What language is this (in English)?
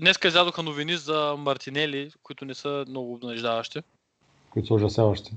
Bulgarian